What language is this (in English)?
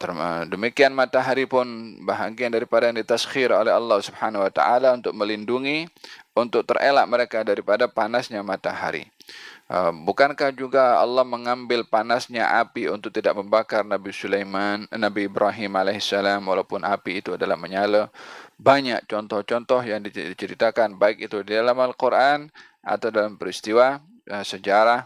Malay